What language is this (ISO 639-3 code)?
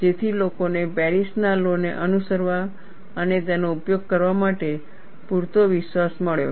guj